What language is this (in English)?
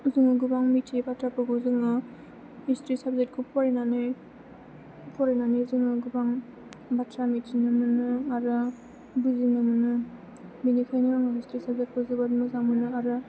Bodo